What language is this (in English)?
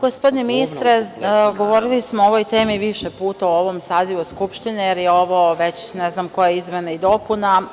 Serbian